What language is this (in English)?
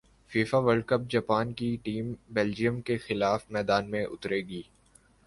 Urdu